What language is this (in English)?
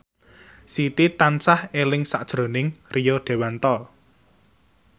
Javanese